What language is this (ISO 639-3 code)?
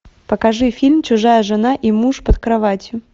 rus